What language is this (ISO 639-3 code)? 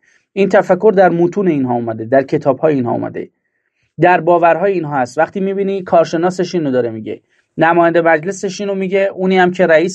fas